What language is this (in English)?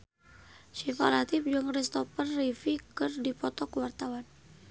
Sundanese